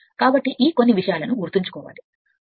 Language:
Telugu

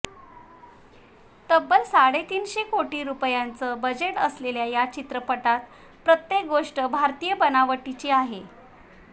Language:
Marathi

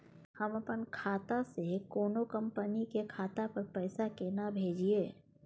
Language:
Maithili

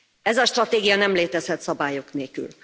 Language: Hungarian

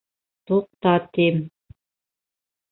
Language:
Bashkir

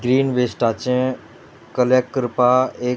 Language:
Konkani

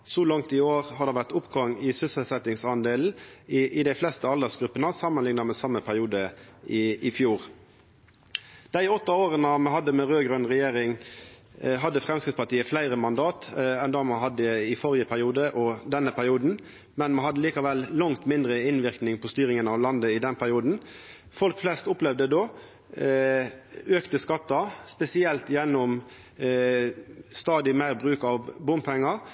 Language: Norwegian Nynorsk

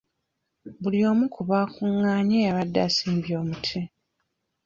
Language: Ganda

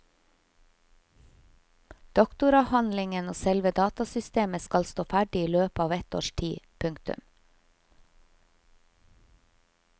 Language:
Norwegian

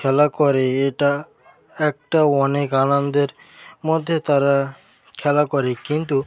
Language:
Bangla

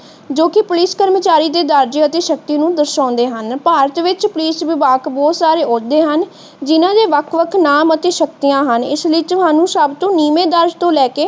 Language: Punjabi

